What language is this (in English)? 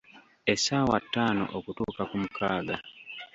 Ganda